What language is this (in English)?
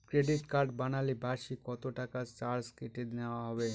Bangla